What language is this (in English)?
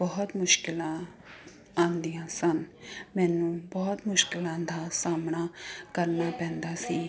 Punjabi